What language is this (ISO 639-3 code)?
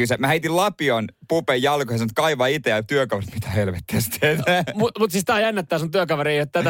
fin